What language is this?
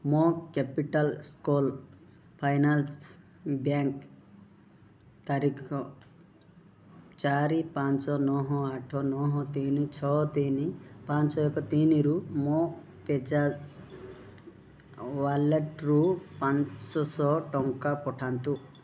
Odia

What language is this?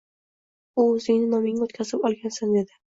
Uzbek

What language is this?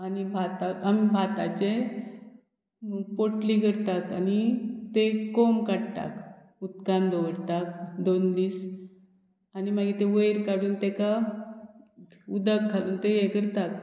Konkani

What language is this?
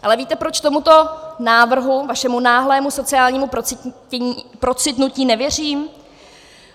Czech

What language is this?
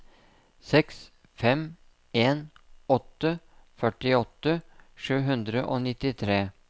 Norwegian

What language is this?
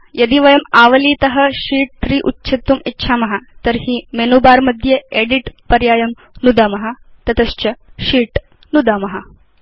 Sanskrit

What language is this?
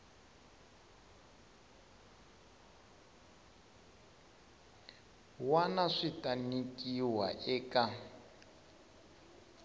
Tsonga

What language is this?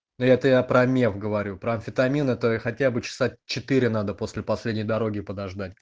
Russian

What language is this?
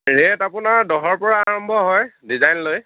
Assamese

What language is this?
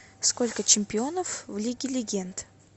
Russian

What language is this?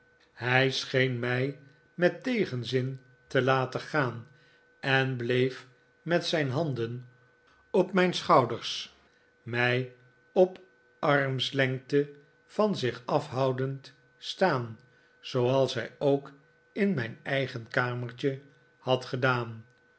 Dutch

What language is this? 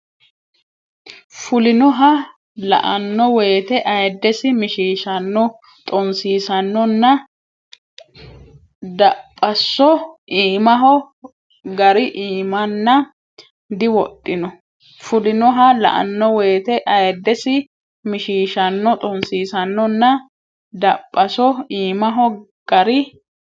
Sidamo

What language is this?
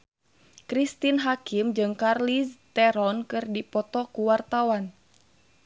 Sundanese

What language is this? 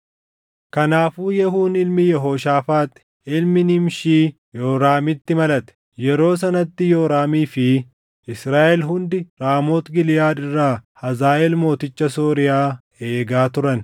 Oromo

